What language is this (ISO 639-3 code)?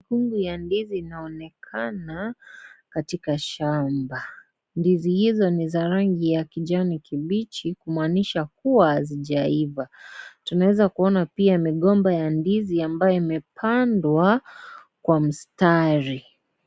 swa